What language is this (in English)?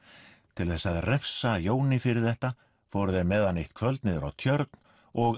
Icelandic